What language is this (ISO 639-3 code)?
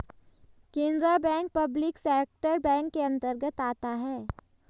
hin